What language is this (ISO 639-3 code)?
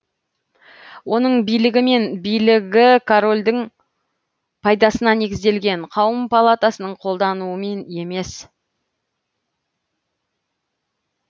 kaz